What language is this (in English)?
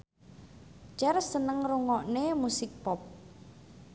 Javanese